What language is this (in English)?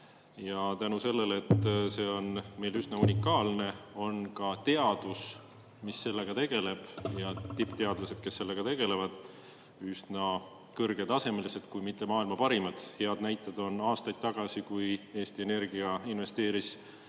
Estonian